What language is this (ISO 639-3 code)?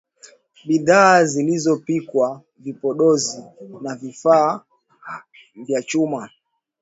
swa